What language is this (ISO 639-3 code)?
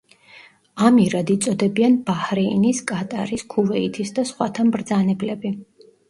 kat